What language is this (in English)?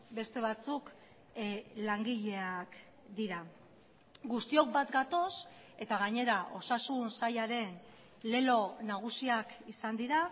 Basque